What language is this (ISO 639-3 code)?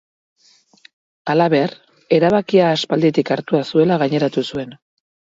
eus